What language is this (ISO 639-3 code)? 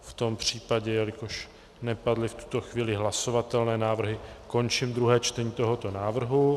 ces